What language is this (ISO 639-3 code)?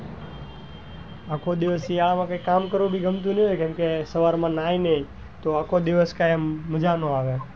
guj